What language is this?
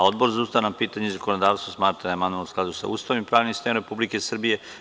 Serbian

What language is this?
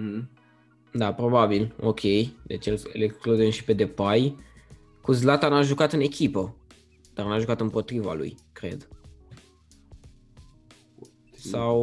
Romanian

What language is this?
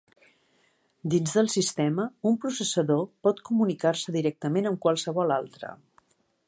Catalan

